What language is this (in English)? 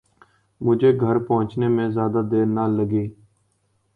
Urdu